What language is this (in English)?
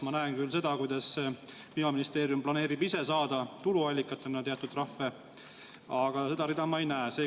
Estonian